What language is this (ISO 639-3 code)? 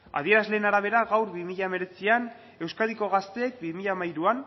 eus